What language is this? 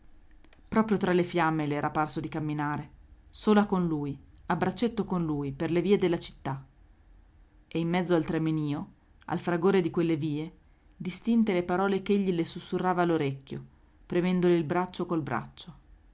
Italian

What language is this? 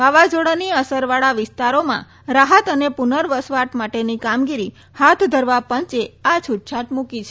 Gujarati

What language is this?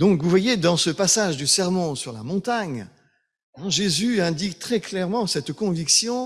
French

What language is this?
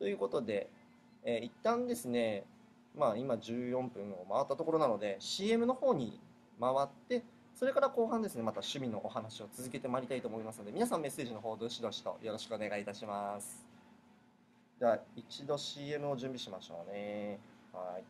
Japanese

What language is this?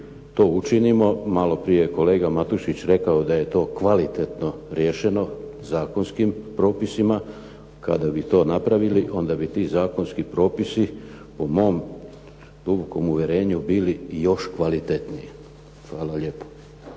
Croatian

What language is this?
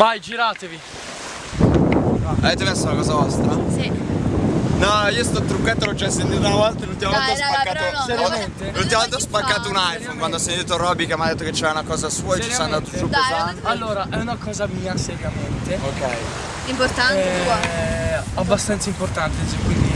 Italian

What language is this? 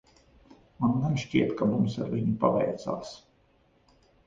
Latvian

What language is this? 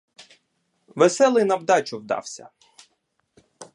Ukrainian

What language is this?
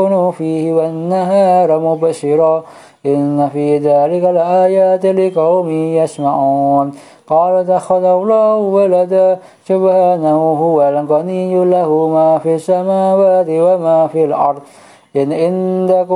Arabic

